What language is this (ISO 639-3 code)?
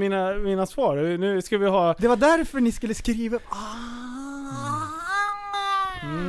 swe